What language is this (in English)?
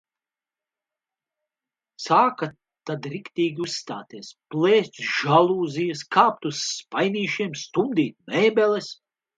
Latvian